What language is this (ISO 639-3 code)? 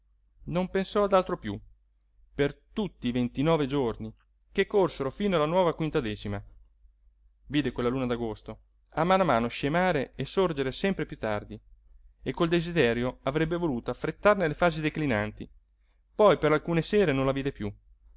ita